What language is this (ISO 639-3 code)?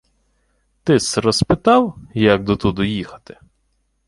ukr